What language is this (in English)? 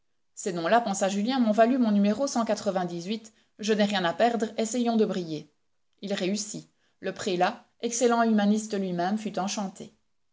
French